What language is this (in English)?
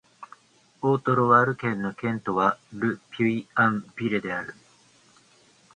Japanese